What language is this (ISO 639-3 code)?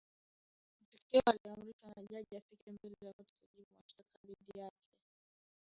swa